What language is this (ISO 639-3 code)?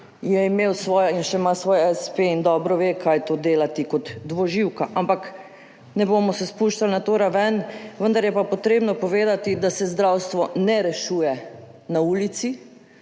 slv